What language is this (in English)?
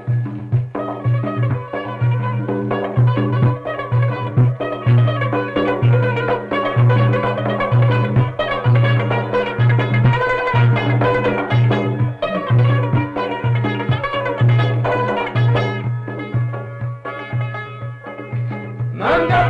Uzbek